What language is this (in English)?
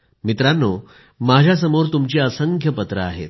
Marathi